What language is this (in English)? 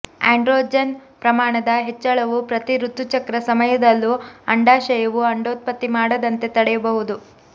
Kannada